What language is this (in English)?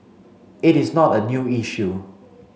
English